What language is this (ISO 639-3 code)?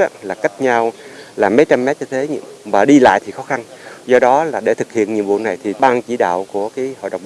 vie